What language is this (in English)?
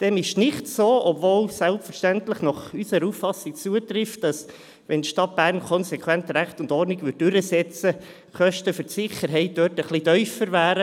Swiss German